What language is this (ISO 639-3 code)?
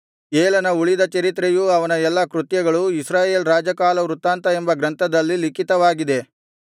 kan